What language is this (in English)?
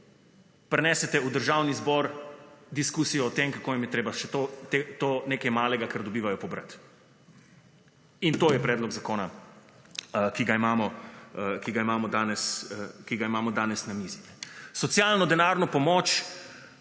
Slovenian